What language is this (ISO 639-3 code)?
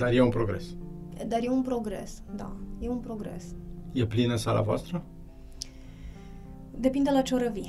ron